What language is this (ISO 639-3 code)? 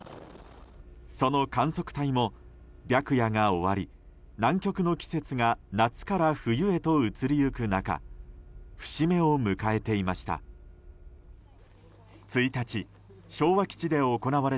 jpn